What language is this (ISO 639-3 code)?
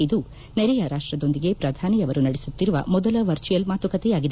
kan